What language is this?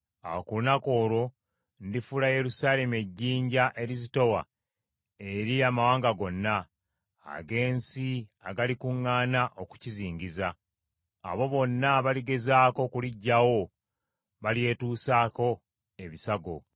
Ganda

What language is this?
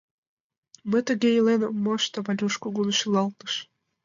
Mari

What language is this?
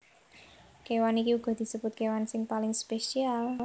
Javanese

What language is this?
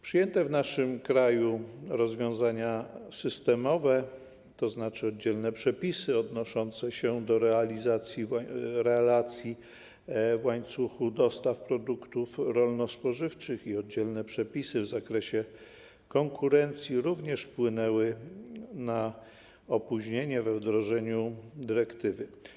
Polish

